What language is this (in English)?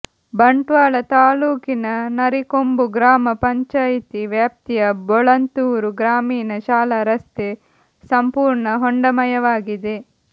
Kannada